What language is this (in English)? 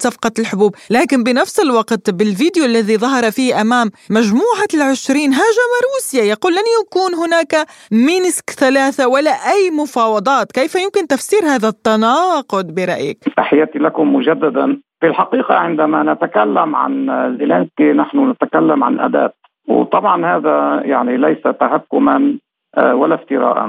Arabic